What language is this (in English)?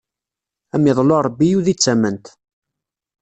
Kabyle